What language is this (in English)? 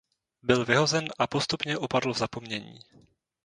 Czech